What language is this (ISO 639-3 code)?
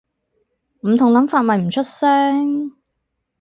yue